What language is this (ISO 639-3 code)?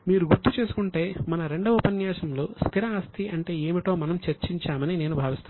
tel